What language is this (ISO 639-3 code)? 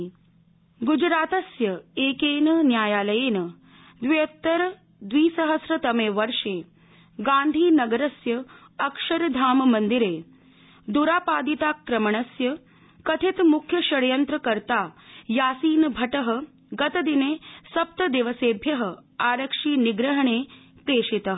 san